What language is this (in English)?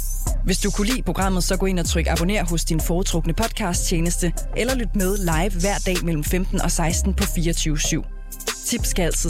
Danish